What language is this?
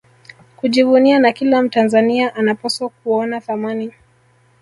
Swahili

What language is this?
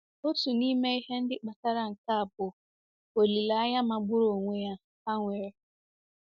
Igbo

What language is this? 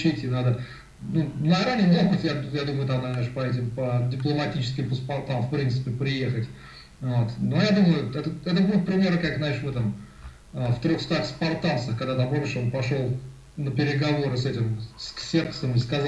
Russian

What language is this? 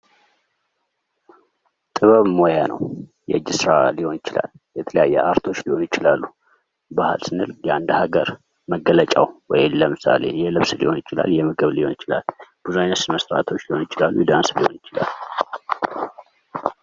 Amharic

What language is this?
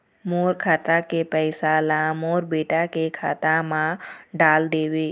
Chhattisgarhi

